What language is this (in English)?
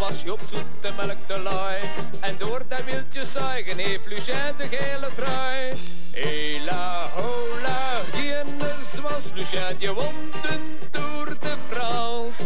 Dutch